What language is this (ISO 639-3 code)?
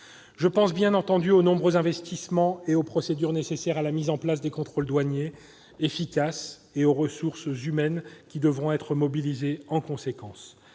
fra